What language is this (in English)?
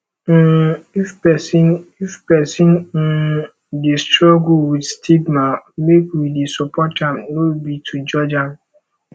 Nigerian Pidgin